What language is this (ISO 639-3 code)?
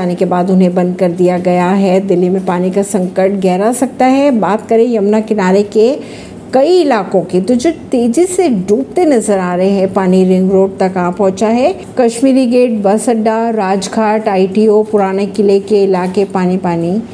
hin